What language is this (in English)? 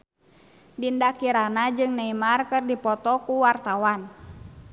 Sundanese